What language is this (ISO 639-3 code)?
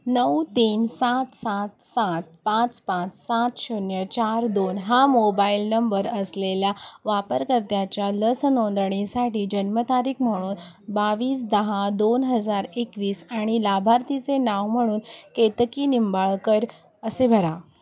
mar